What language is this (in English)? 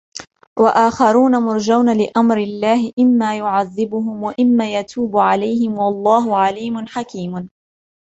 Arabic